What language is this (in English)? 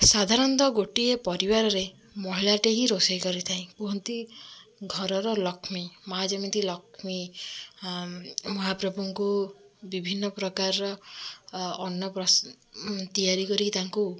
Odia